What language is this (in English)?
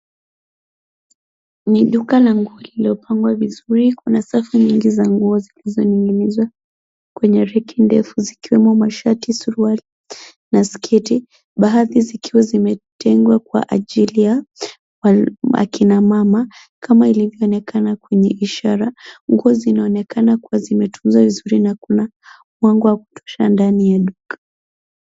Swahili